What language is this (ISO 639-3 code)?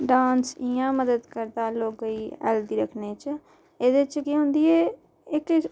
doi